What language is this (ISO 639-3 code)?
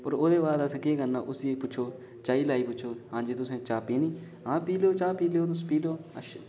doi